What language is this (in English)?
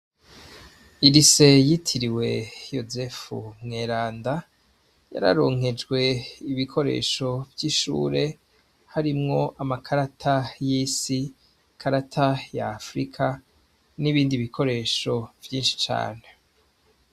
Rundi